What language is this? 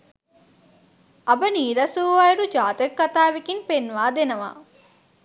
Sinhala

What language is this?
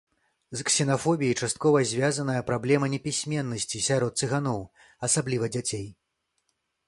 Belarusian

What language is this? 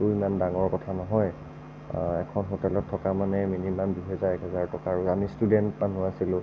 Assamese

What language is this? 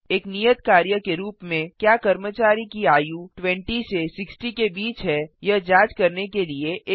Hindi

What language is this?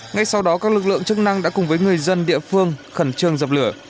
Vietnamese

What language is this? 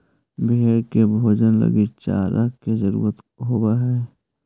Magahi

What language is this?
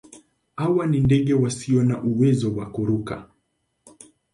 Swahili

